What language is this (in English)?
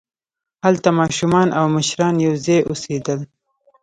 Pashto